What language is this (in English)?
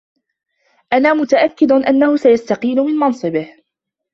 Arabic